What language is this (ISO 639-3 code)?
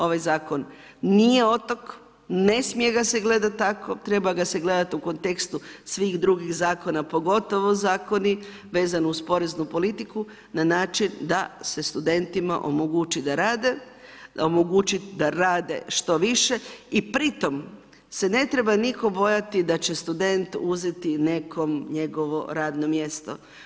hrv